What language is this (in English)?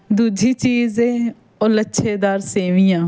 Punjabi